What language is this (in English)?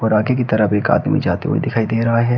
Hindi